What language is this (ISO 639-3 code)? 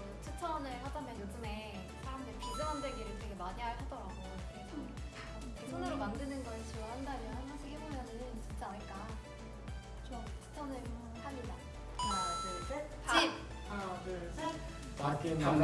kor